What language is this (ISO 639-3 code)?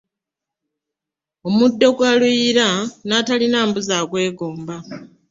lug